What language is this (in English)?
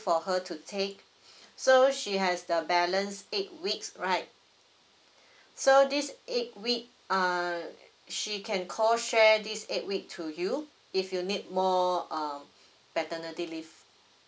English